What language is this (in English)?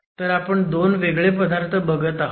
Marathi